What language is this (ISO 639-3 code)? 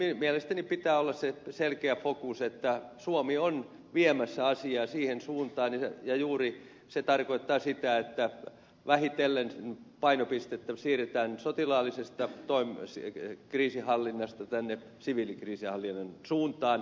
fin